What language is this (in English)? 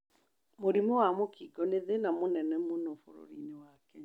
Kikuyu